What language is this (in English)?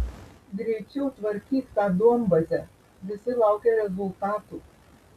Lithuanian